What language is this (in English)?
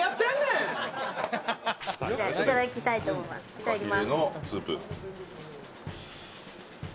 Japanese